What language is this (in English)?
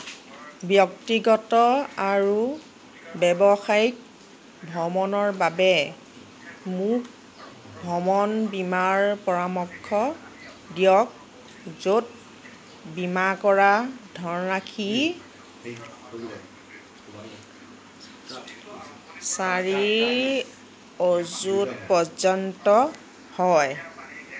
Assamese